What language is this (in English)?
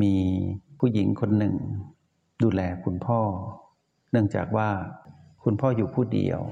Thai